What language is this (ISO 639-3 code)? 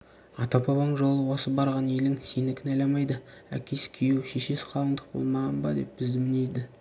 kaz